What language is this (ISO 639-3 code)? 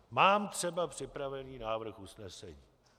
ces